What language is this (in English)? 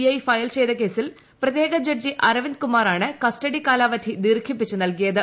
Malayalam